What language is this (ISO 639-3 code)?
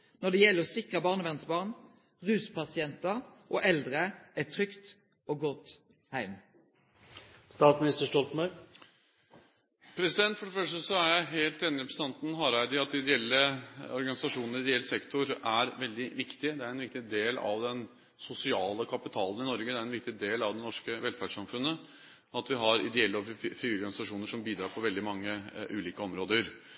nor